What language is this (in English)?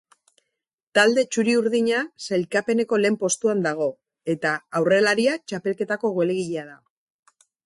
Basque